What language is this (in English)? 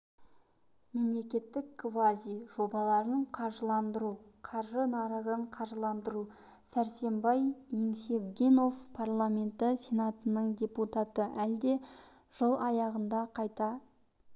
Kazakh